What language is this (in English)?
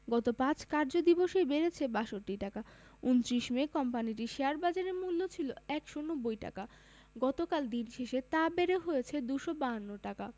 Bangla